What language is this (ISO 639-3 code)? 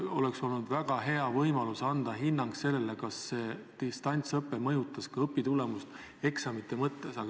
est